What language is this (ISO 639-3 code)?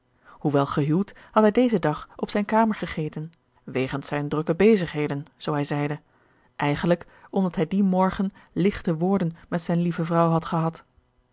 nld